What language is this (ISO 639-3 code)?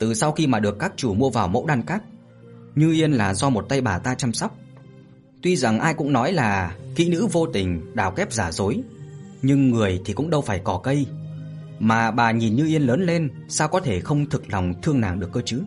vie